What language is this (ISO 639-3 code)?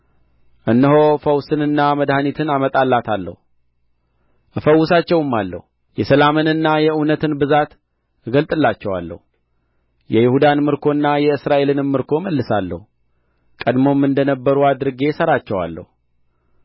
amh